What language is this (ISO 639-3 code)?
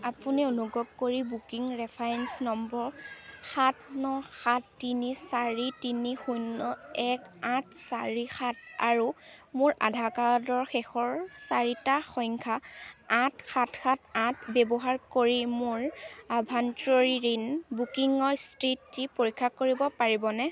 asm